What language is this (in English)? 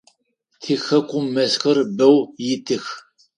Adyghe